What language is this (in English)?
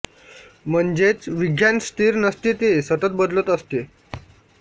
Marathi